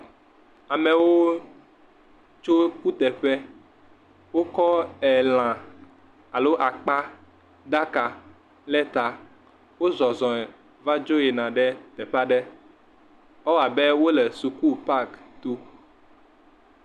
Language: Ewe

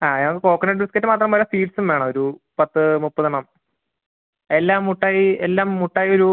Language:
Malayalam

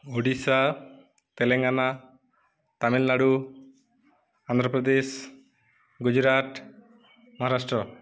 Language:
Odia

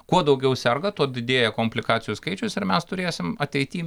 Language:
Lithuanian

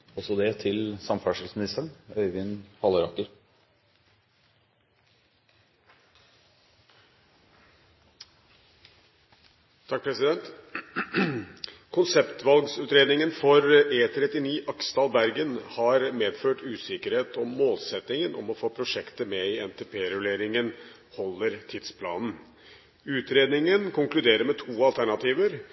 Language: Norwegian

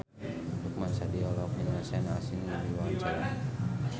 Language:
Sundanese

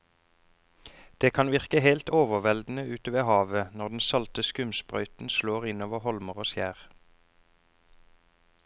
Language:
Norwegian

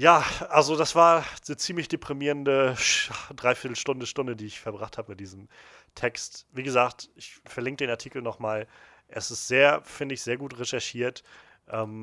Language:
German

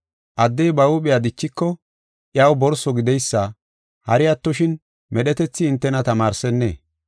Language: Gofa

